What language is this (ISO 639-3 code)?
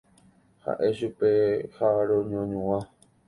grn